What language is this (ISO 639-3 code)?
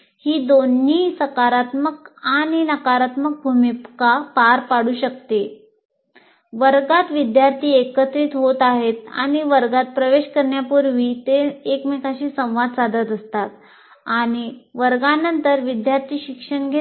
mar